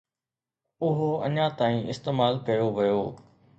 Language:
Sindhi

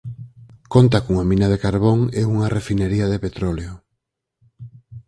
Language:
Galician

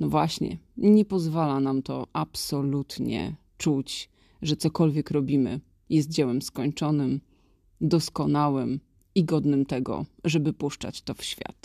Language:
Polish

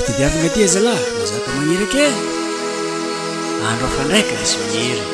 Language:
Malagasy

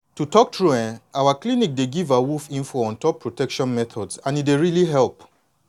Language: Nigerian Pidgin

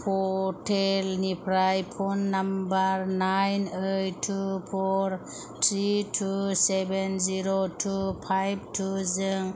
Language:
Bodo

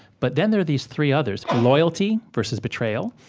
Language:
English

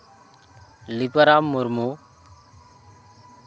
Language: Santali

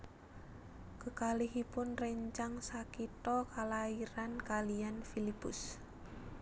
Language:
Javanese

